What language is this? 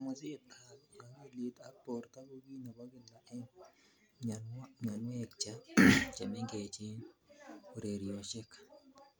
Kalenjin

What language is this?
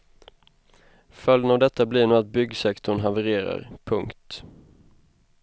Swedish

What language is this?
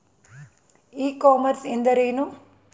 Kannada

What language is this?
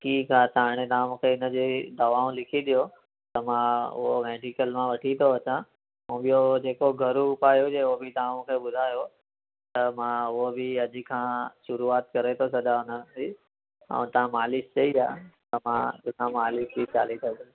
Sindhi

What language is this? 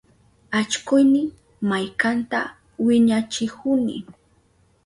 Southern Pastaza Quechua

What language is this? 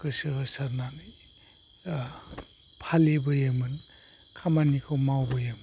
Bodo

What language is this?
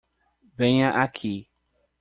Portuguese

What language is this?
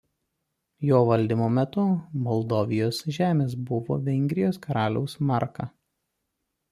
Lithuanian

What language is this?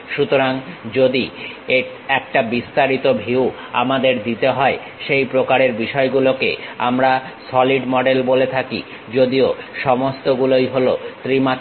Bangla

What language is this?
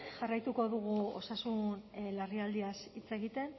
Basque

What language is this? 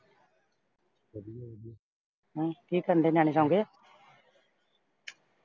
Punjabi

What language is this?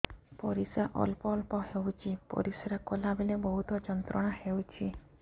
Odia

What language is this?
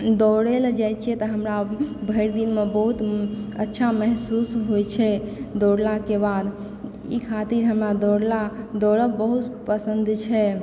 Maithili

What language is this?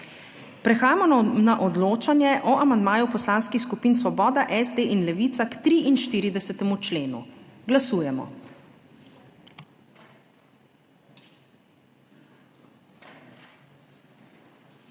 Slovenian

